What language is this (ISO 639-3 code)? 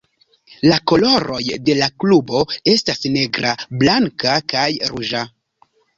epo